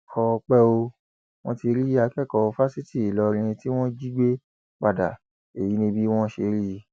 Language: Yoruba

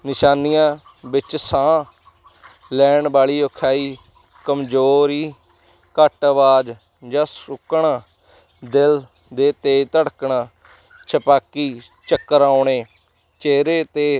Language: Punjabi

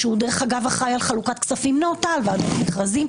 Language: Hebrew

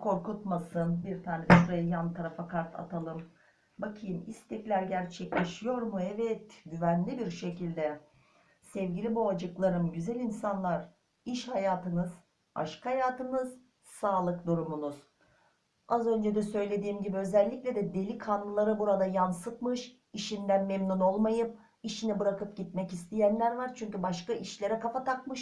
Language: Turkish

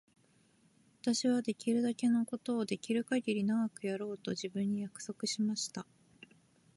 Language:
Japanese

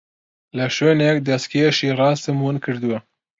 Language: Central Kurdish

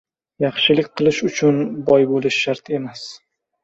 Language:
Uzbek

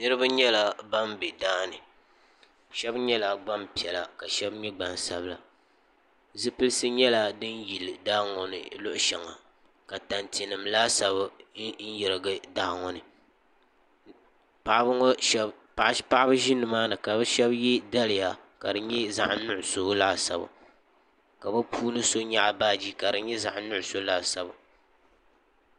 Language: Dagbani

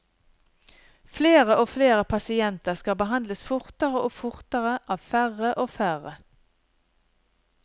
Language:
Norwegian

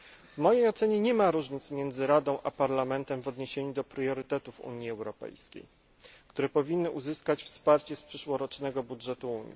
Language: Polish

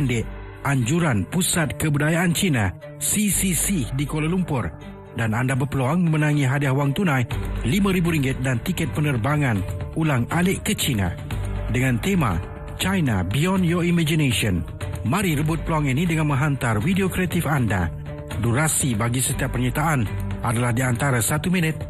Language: Malay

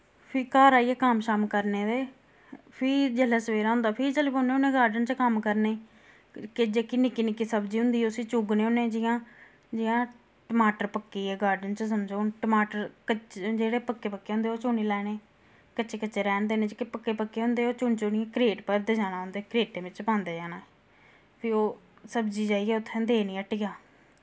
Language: Dogri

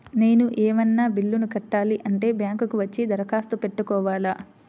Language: Telugu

